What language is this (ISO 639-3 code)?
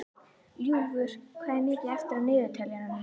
isl